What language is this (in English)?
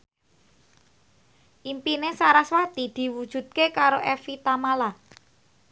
Javanese